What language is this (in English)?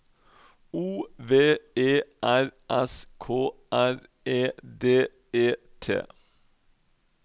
Norwegian